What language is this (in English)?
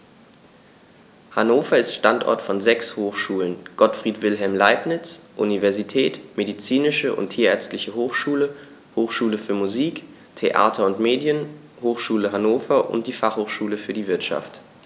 German